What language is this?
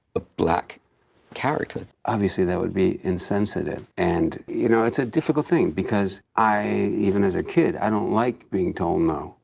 English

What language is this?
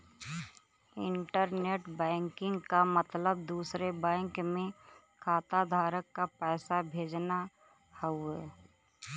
Bhojpuri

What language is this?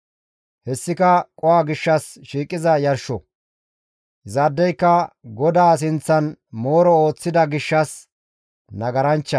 Gamo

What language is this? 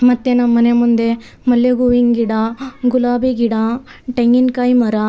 Kannada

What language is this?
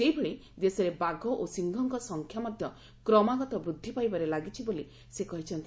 Odia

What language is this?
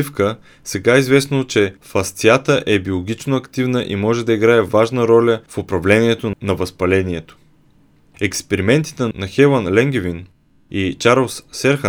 Bulgarian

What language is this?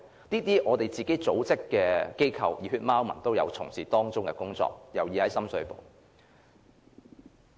Cantonese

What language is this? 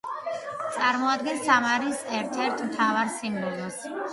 Georgian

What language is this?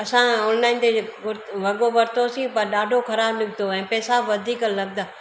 Sindhi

